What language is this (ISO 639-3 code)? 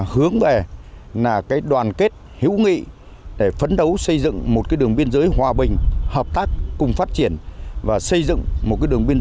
vie